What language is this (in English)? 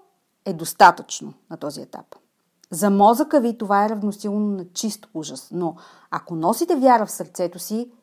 Bulgarian